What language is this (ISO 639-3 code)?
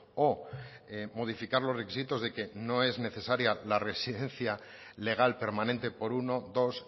spa